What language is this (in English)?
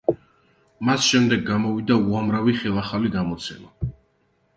Georgian